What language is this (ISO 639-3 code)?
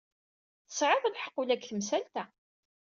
kab